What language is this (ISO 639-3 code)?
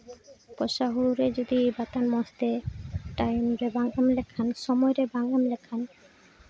sat